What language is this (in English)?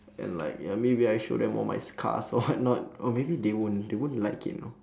English